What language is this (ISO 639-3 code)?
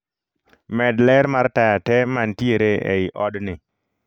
luo